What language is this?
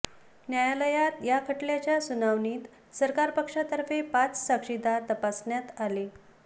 Marathi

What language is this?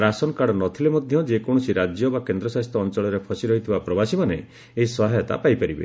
Odia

